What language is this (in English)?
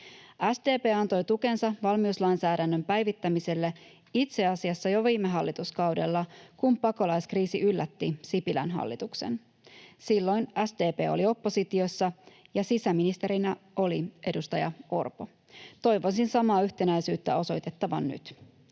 Finnish